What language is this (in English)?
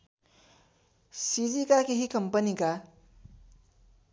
Nepali